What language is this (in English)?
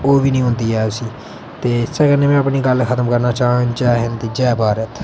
Dogri